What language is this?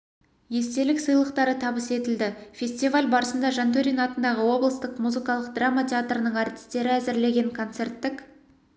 Kazakh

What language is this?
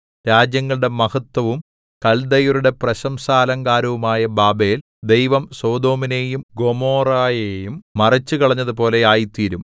Malayalam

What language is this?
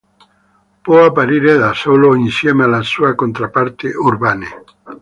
Italian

